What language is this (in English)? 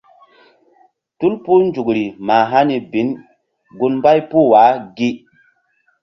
Mbum